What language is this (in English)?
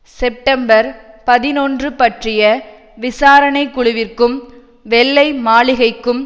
Tamil